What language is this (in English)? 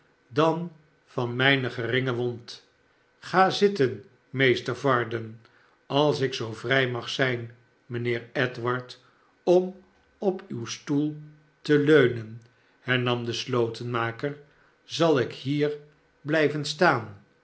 Dutch